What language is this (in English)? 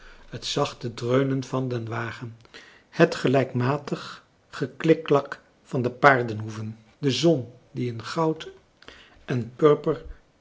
Dutch